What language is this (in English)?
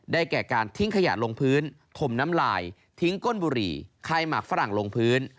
Thai